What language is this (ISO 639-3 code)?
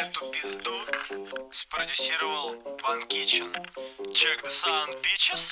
rus